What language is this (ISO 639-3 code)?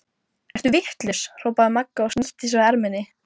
isl